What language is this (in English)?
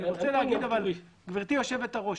Hebrew